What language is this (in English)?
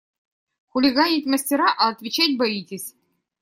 Russian